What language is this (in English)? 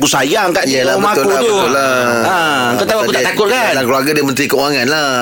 Malay